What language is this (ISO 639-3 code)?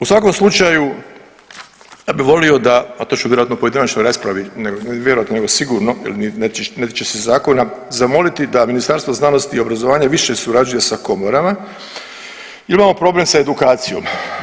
hrv